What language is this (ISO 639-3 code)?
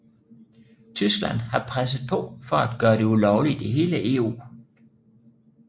dan